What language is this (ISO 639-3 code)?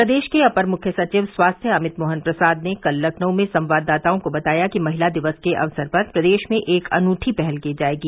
hin